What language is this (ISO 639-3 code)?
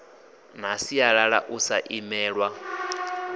ven